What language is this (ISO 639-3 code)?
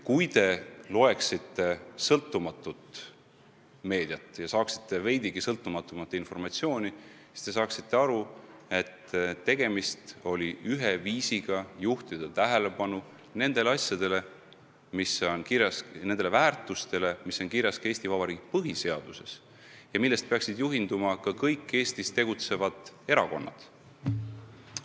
est